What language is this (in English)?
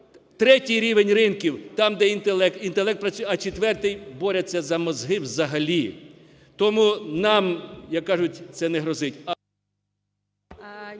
Ukrainian